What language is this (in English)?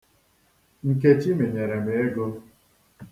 Igbo